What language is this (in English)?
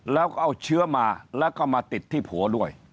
Thai